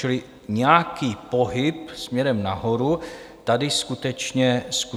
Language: Czech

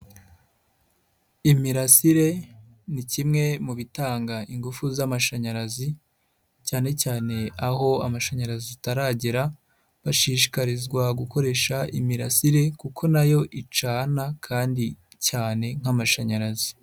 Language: Kinyarwanda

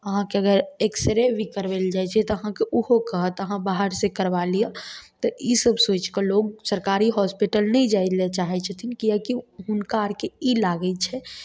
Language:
Maithili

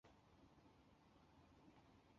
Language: Chinese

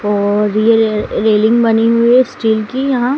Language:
Hindi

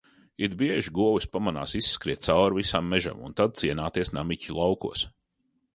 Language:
Latvian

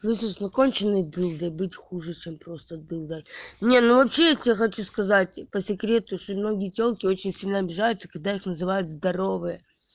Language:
Russian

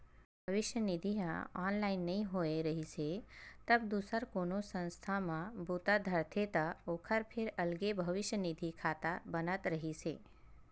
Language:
Chhattisgarhi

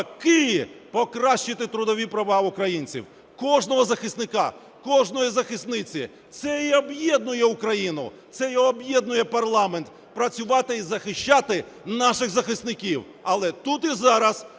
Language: Ukrainian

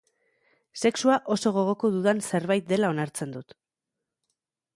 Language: Basque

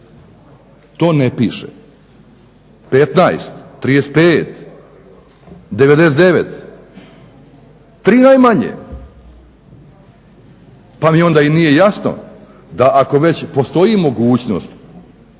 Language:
Croatian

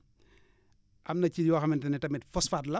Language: Wolof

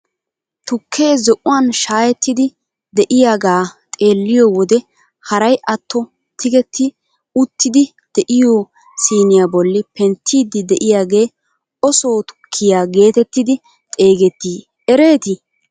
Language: Wolaytta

